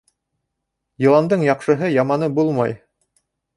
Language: Bashkir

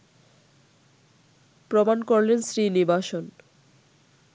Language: Bangla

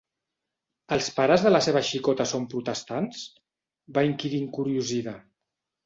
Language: Catalan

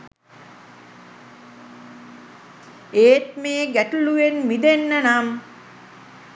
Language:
Sinhala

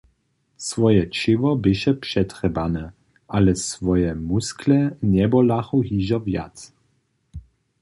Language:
Upper Sorbian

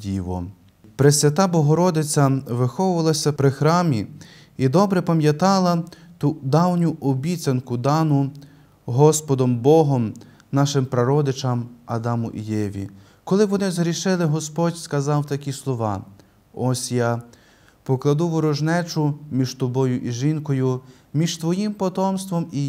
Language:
Ukrainian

